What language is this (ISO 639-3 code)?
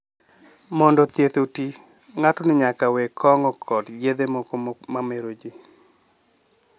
luo